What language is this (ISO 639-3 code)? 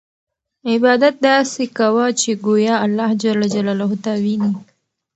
pus